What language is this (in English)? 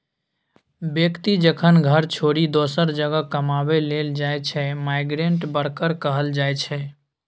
Maithili